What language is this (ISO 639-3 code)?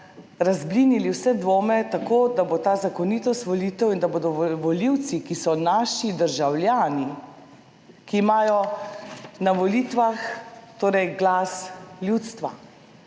slv